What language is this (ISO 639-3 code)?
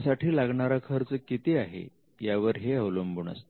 mar